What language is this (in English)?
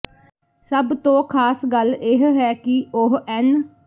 Punjabi